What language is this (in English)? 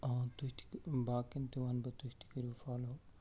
Kashmiri